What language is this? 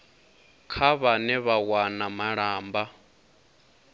Venda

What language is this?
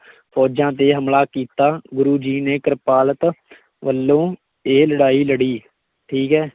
Punjabi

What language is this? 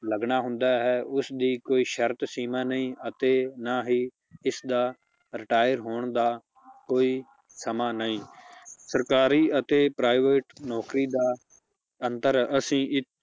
Punjabi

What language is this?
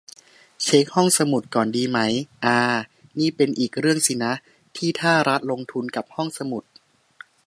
Thai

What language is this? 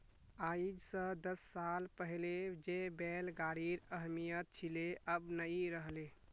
Magahi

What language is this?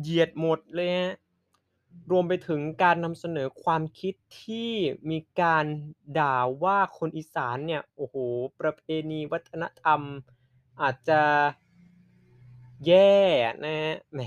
Thai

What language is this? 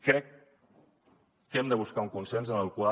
Catalan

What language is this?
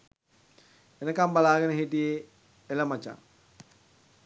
Sinhala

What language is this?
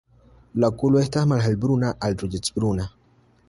Esperanto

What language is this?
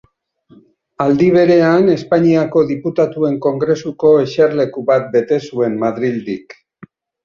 Basque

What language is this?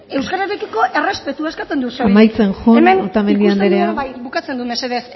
Basque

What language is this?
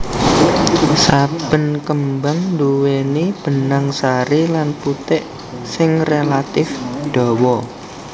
Javanese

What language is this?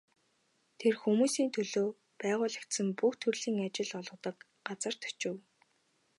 Mongolian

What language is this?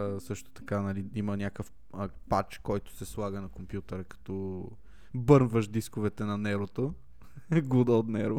Bulgarian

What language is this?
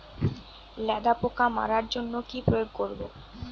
Bangla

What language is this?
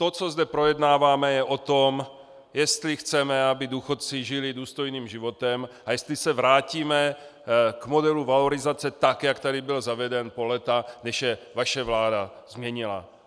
Czech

